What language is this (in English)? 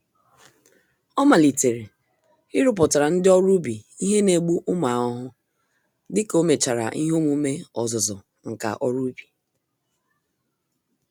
Igbo